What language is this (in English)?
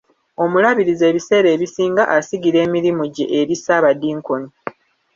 Ganda